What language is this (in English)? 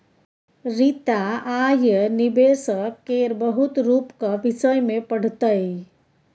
Maithili